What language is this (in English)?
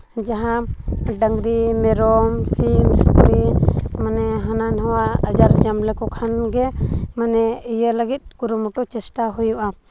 Santali